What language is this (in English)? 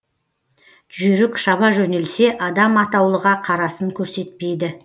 Kazakh